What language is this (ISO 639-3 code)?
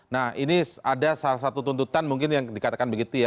ind